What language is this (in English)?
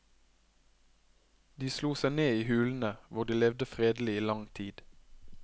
Norwegian